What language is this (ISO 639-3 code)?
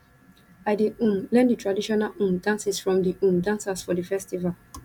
pcm